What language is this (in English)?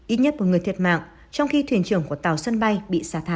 Vietnamese